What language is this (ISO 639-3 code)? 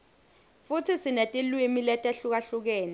ssw